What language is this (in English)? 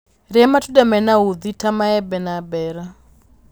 Kikuyu